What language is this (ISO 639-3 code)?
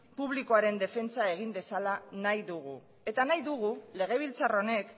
eus